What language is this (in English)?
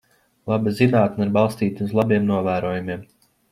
Latvian